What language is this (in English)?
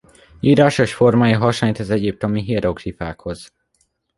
Hungarian